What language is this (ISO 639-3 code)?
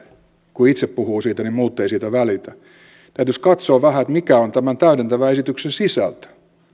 fin